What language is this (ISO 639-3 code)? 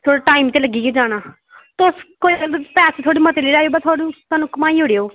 doi